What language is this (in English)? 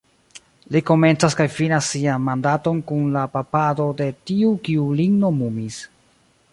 Esperanto